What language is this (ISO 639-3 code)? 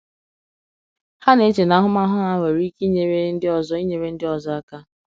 ibo